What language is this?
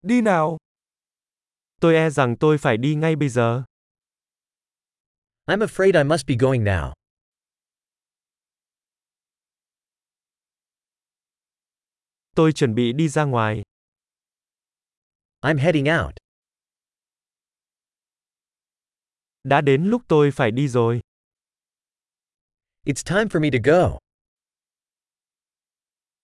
Vietnamese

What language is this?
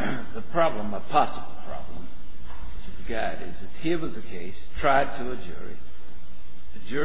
English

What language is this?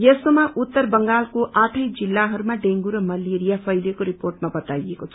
Nepali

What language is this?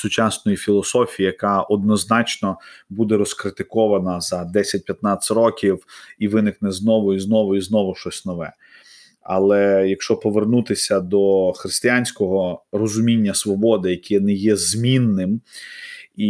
Ukrainian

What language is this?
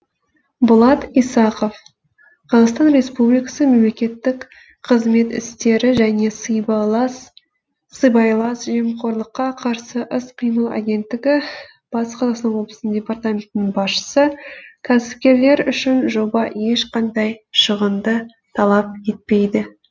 Kazakh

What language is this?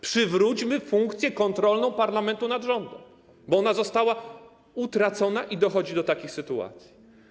Polish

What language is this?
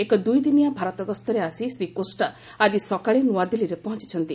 Odia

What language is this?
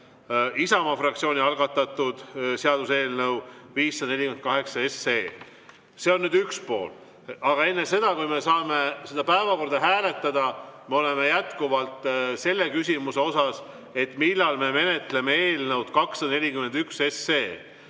Estonian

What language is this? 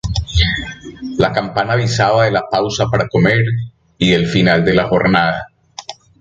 Spanish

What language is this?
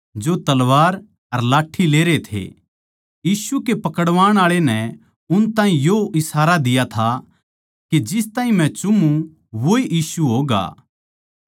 Haryanvi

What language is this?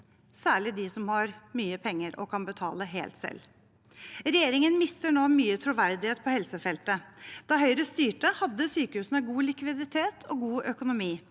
Norwegian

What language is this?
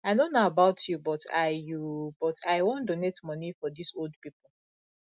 Nigerian Pidgin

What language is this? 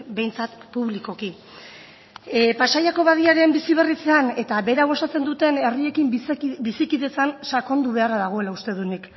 Basque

